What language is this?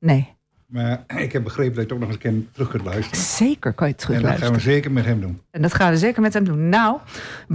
Dutch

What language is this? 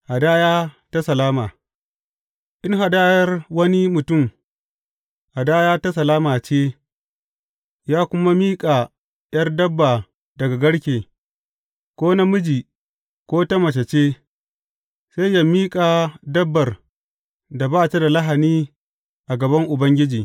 Hausa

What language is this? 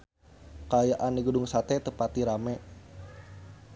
Sundanese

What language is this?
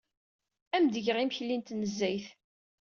Kabyle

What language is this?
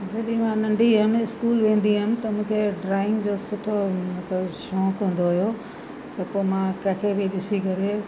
Sindhi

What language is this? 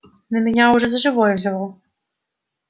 Russian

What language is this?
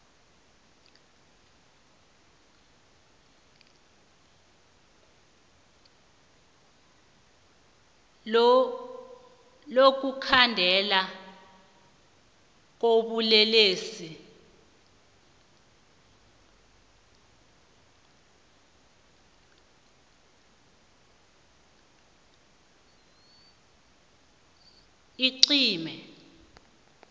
South Ndebele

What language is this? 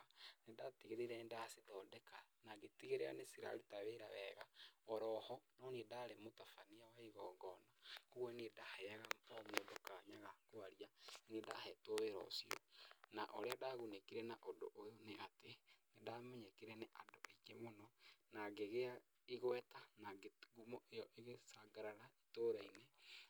Kikuyu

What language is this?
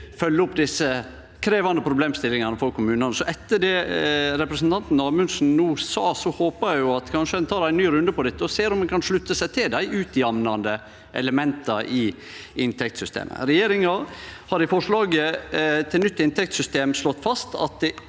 Norwegian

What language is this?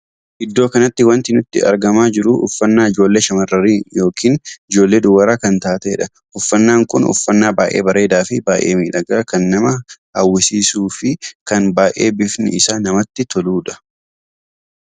Oromo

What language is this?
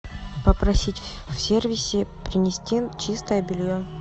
Russian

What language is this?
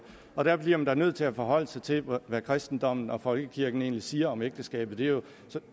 Danish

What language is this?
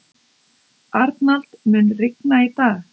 Icelandic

